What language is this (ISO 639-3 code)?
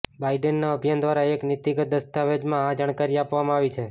guj